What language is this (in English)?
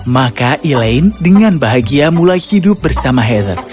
Indonesian